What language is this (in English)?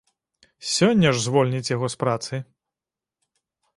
Belarusian